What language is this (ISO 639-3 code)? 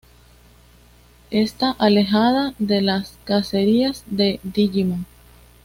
spa